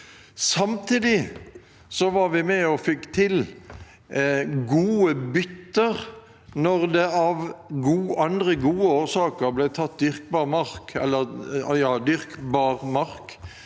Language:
Norwegian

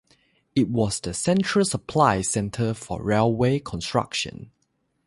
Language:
English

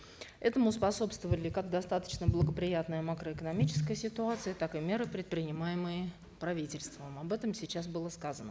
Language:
Kazakh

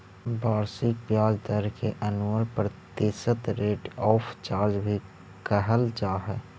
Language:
Magahi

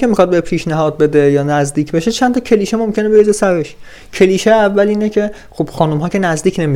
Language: Persian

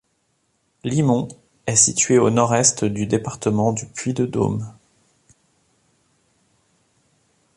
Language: French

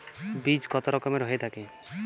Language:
Bangla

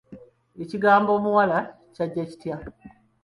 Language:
Ganda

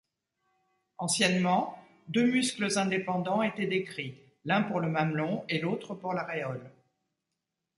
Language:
French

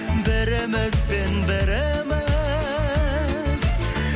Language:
Kazakh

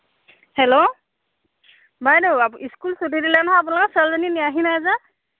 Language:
Assamese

